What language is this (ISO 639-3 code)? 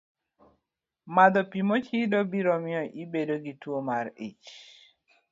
luo